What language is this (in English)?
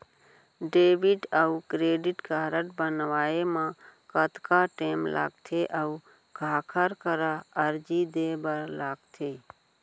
Chhattisgarhi